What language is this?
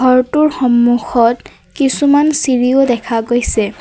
Assamese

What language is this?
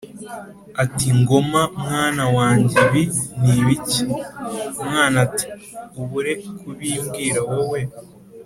Kinyarwanda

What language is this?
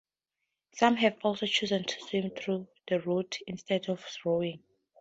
English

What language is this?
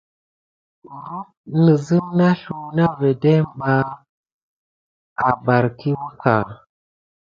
Gidar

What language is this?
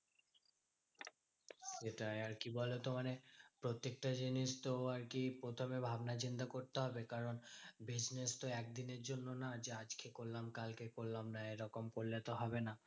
Bangla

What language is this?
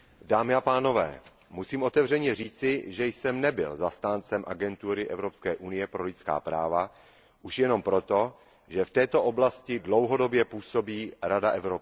Czech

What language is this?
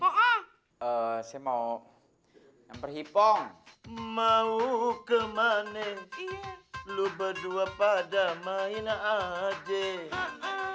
Indonesian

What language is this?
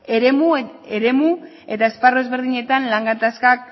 Basque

